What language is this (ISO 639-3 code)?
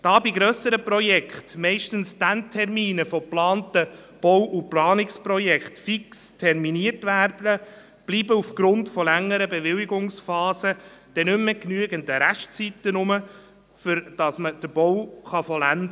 gsw